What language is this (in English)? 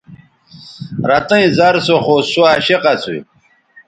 Bateri